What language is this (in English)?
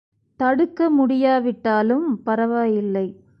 Tamil